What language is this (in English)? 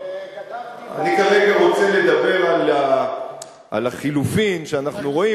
Hebrew